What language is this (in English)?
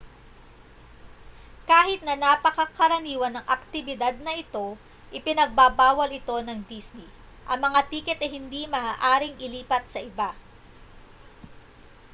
Filipino